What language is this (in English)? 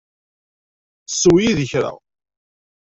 Kabyle